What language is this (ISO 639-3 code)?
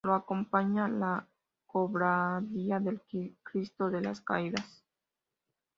spa